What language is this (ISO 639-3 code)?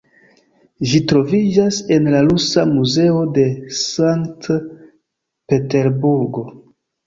epo